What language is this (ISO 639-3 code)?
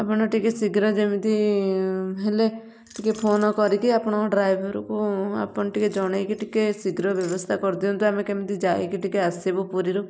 ori